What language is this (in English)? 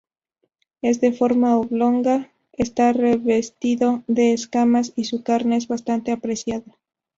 Spanish